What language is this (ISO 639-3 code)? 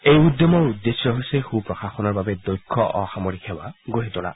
asm